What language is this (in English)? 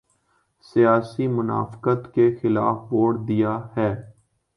Urdu